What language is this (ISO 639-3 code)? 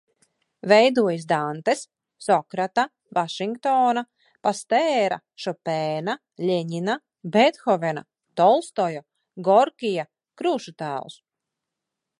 lav